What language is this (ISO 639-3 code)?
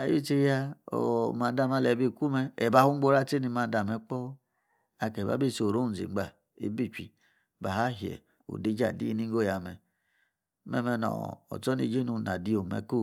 ekr